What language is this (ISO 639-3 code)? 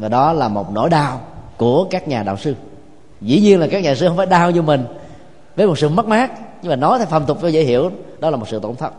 vie